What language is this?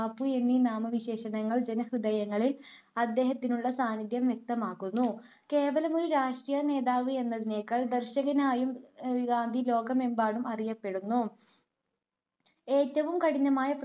Malayalam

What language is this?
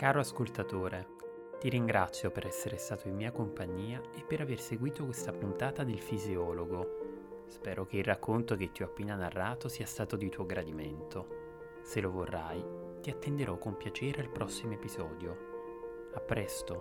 Italian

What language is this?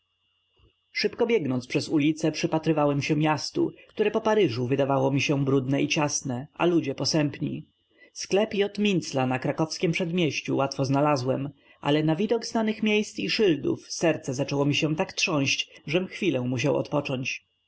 Polish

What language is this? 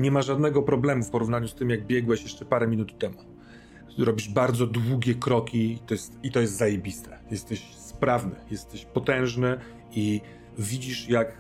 Polish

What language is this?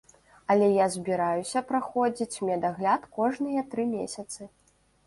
Belarusian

